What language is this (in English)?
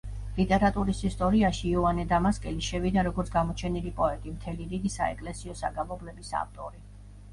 Georgian